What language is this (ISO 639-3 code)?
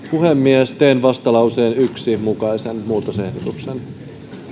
fin